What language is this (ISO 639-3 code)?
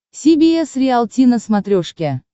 rus